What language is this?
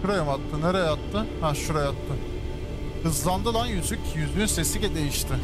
Turkish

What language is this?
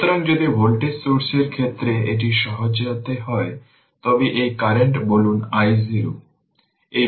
Bangla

